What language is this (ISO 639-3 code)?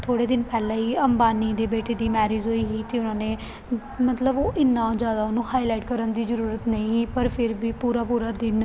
pan